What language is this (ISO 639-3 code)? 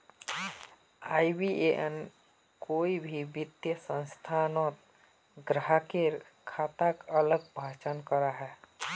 mag